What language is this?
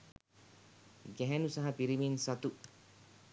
Sinhala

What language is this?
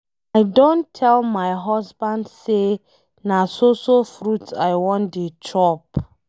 Nigerian Pidgin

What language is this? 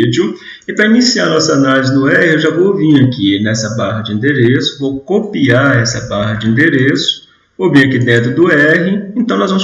Portuguese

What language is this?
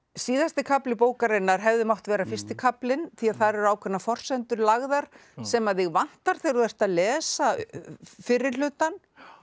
Icelandic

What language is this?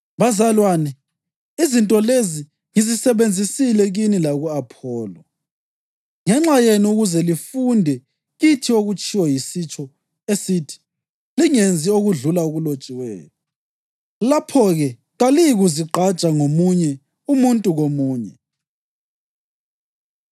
North Ndebele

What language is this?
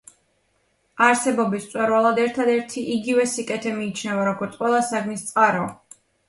Georgian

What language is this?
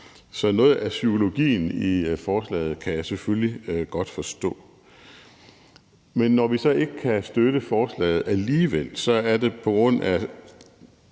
Danish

